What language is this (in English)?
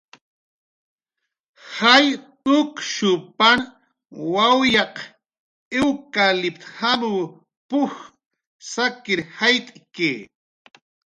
Jaqaru